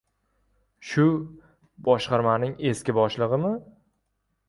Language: Uzbek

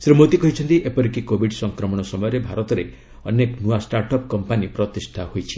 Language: Odia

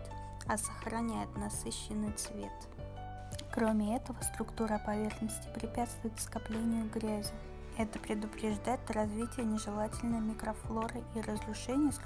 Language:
Russian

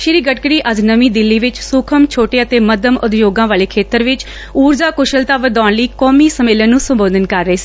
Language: Punjabi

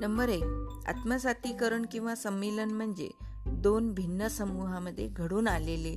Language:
Marathi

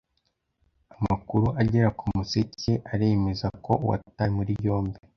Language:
Kinyarwanda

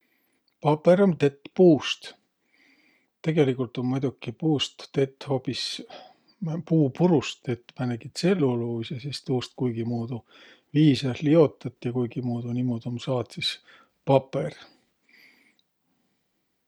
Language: Võro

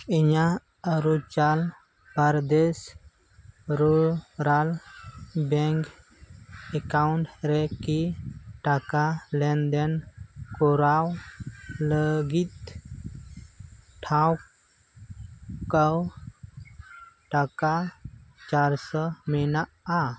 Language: Santali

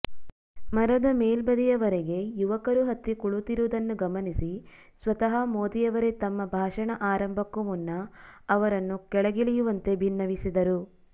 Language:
Kannada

